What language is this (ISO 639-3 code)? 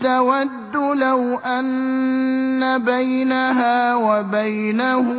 ara